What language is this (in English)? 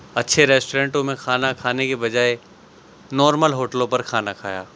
Urdu